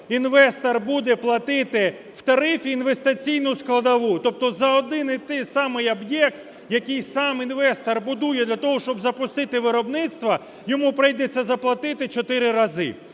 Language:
Ukrainian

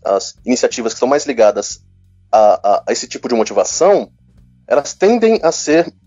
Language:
Portuguese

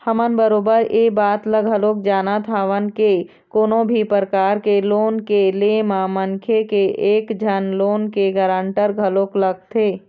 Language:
Chhattisgarhi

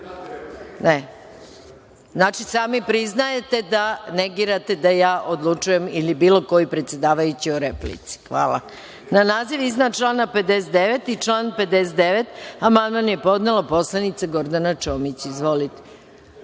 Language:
Serbian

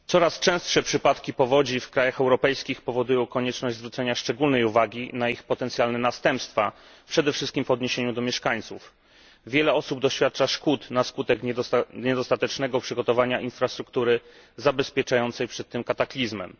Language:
Polish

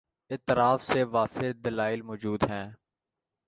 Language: Urdu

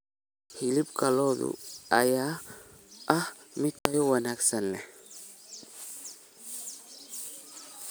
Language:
Somali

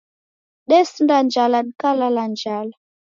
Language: Taita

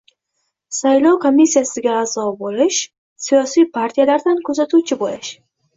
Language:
Uzbek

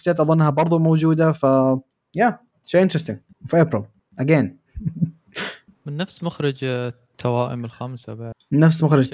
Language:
Arabic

